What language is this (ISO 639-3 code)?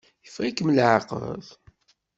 kab